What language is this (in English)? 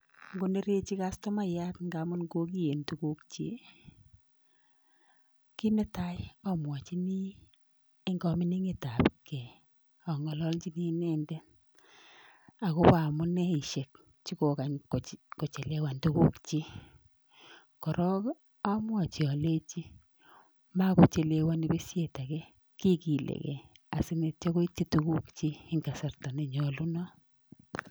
Kalenjin